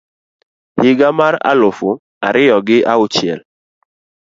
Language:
Luo (Kenya and Tanzania)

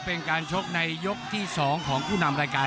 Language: Thai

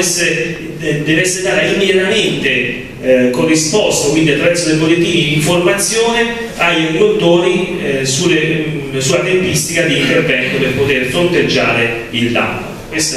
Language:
Italian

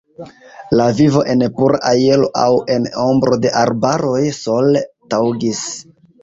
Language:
Esperanto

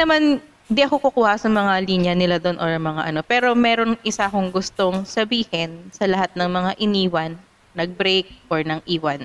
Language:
Filipino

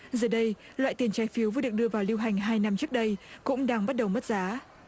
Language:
Vietnamese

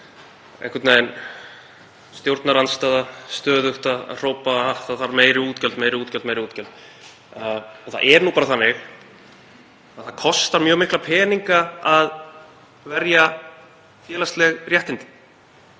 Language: Icelandic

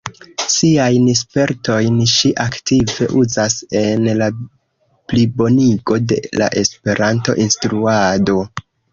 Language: Esperanto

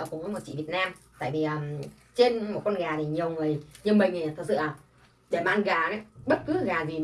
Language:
Vietnamese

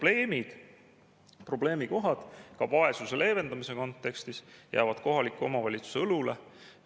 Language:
Estonian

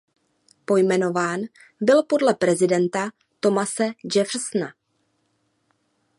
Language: Czech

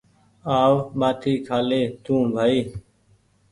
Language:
Goaria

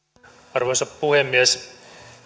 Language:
Finnish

